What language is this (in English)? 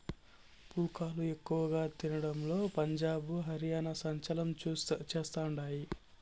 Telugu